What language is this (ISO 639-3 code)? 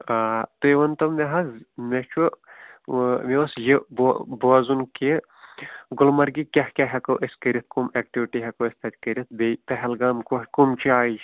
kas